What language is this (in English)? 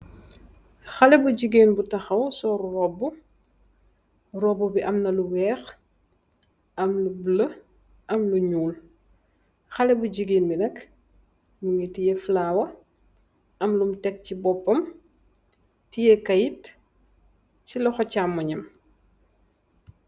Wolof